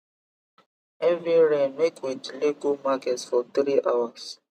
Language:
Nigerian Pidgin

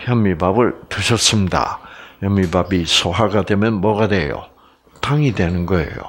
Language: Korean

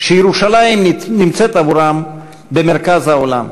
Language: Hebrew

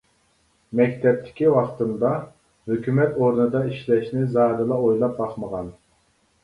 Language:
Uyghur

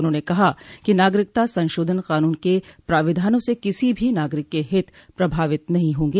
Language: Hindi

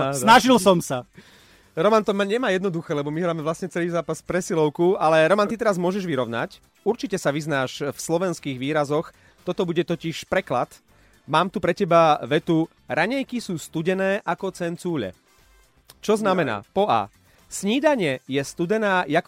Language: Slovak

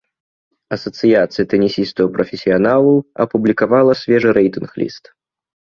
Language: Belarusian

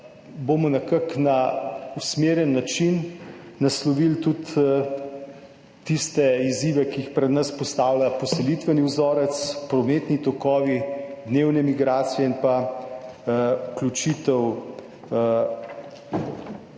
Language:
Slovenian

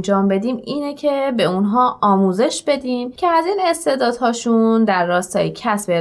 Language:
Persian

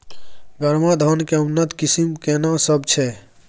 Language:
Maithili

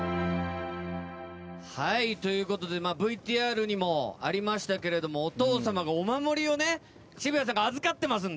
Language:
Japanese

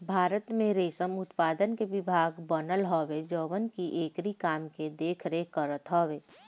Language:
Bhojpuri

